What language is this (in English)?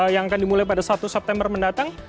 Indonesian